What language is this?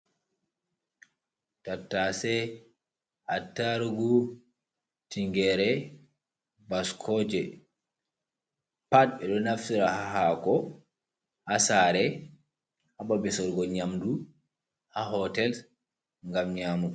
Fula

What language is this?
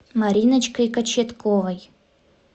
Russian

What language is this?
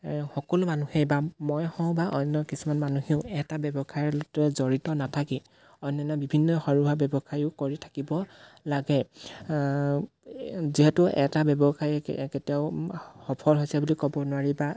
Assamese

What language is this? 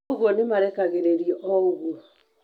Kikuyu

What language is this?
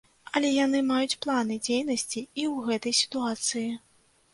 Belarusian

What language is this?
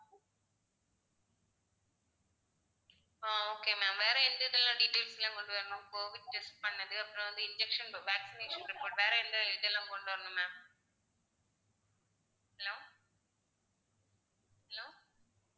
Tamil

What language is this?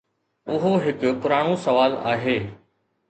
Sindhi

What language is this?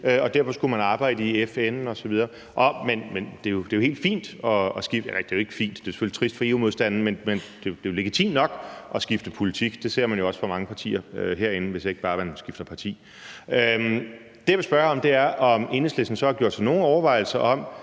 Danish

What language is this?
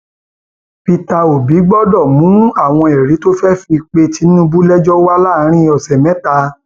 Yoruba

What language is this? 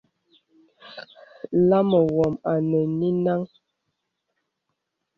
Bebele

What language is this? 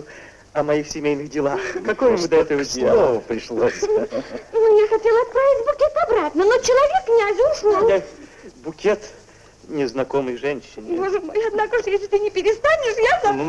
Russian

